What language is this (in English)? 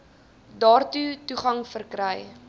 Afrikaans